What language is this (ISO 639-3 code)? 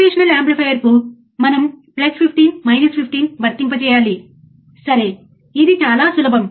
tel